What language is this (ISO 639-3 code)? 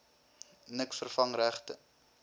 afr